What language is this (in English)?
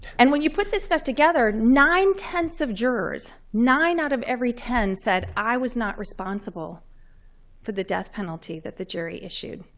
English